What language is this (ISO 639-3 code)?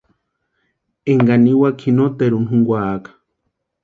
pua